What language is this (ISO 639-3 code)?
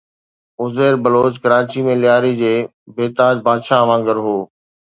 snd